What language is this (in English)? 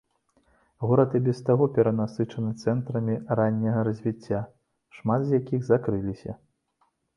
Belarusian